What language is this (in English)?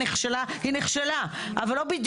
Hebrew